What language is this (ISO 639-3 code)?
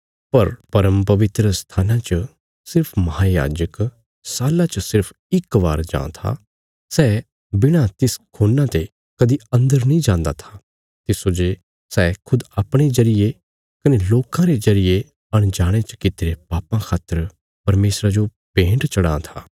kfs